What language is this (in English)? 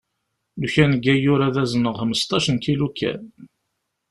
Kabyle